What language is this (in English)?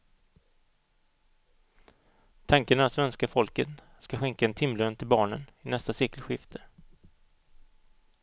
Swedish